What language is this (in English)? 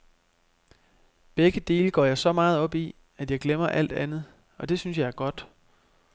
Danish